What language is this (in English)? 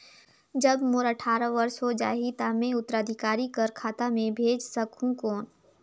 Chhattisgarhi